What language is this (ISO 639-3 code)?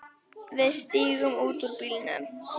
isl